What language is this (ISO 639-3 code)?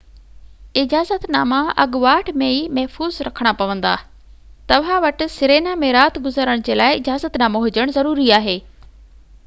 snd